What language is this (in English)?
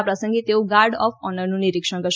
Gujarati